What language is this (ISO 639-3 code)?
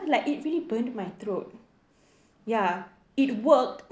eng